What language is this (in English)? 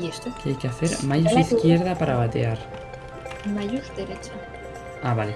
Spanish